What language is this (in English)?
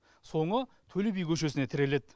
Kazakh